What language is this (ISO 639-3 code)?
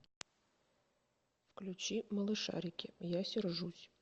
rus